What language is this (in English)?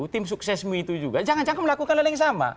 Indonesian